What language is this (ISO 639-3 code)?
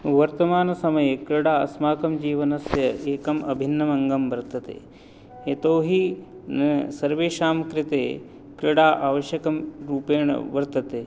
san